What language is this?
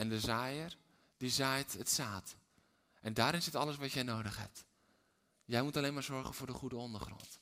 Dutch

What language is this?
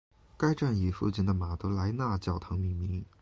Chinese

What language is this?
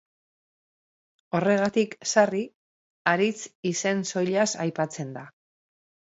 Basque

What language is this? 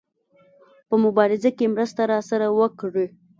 Pashto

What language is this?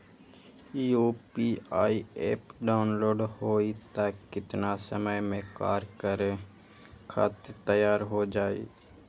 Magahi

